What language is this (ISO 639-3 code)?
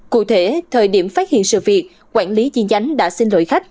vie